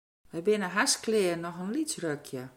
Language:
Western Frisian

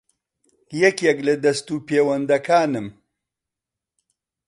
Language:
Central Kurdish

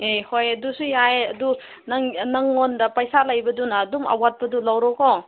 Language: Manipuri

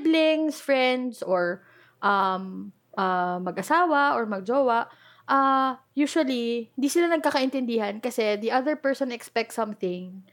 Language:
Filipino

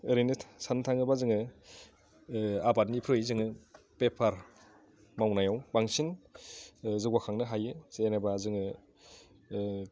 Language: Bodo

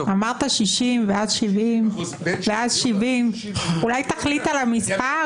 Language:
Hebrew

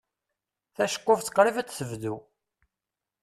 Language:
Kabyle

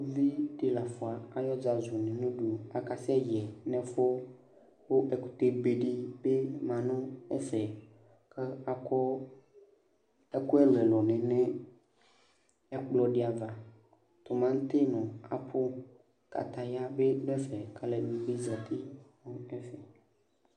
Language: Ikposo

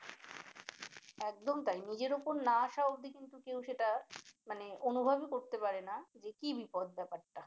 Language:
Bangla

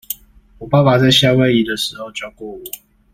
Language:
Chinese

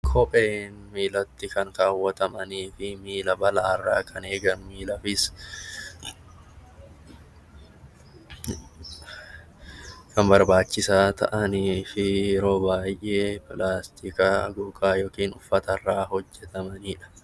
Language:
Oromo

